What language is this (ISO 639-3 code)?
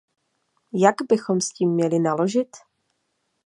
ces